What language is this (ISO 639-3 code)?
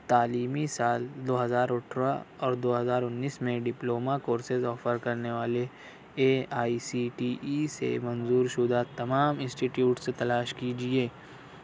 urd